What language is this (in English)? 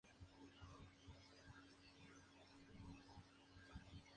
Spanish